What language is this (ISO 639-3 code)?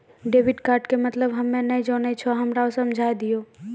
mai